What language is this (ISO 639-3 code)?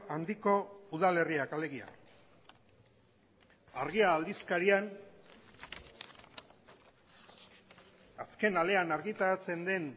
eus